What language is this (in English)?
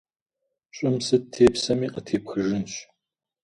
Kabardian